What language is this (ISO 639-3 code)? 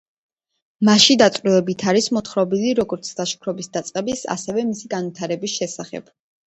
kat